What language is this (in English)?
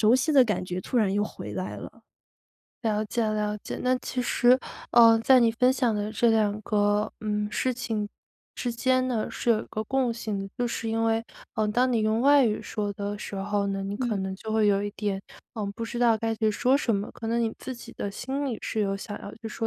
Chinese